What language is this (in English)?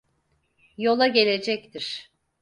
Turkish